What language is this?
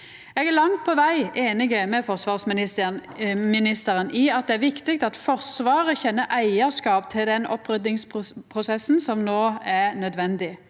Norwegian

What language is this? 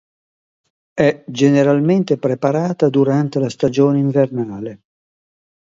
Italian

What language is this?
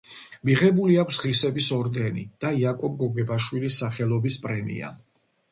Georgian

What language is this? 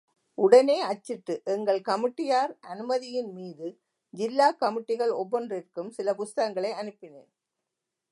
Tamil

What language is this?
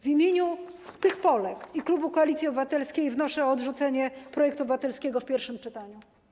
Polish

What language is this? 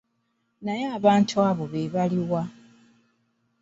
Ganda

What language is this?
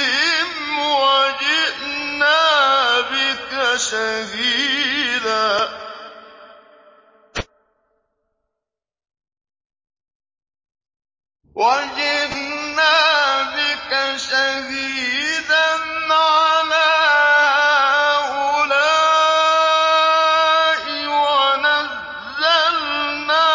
Arabic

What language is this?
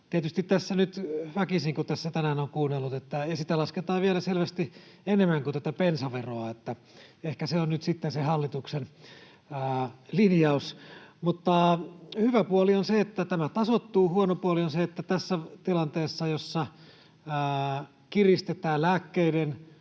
Finnish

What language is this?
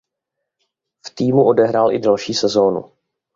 Czech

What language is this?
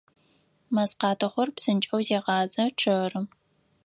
Adyghe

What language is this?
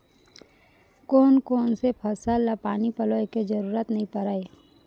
Chhattisgarhi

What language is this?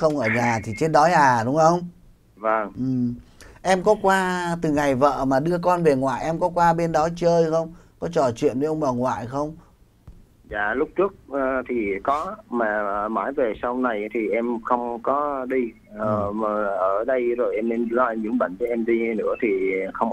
Vietnamese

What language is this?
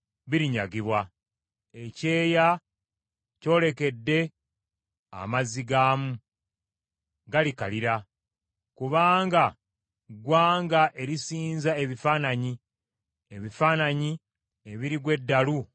Ganda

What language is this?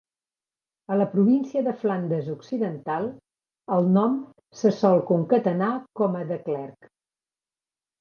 Catalan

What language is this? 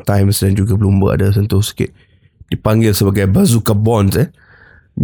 Malay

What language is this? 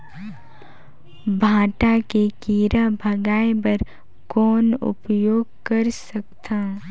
Chhattisgarhi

